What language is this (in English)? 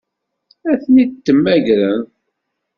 Kabyle